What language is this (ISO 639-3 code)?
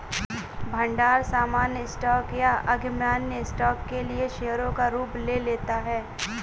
hin